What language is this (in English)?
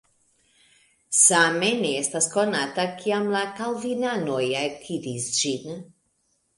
Esperanto